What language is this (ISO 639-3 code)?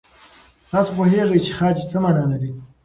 pus